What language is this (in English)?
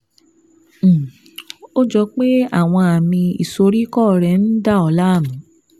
Yoruba